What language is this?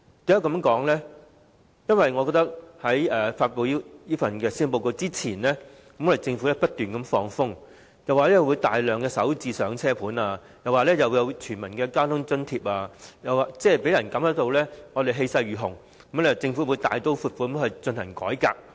Cantonese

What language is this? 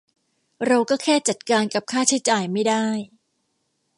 Thai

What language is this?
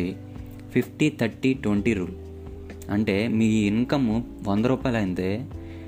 Telugu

